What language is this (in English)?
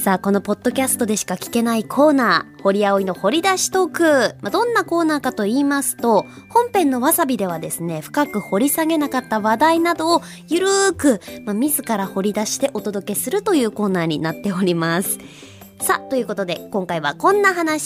Japanese